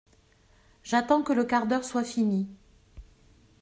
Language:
French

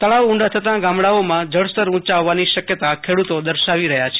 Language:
Gujarati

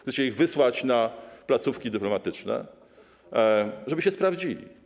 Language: Polish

